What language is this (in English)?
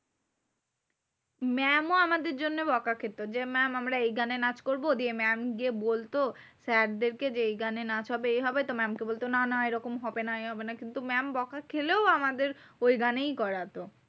Bangla